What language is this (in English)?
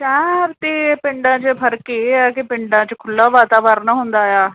Punjabi